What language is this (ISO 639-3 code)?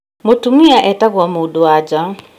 kik